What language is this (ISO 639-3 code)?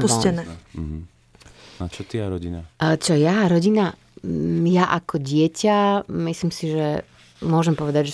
slk